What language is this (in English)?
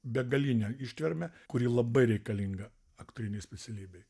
Lithuanian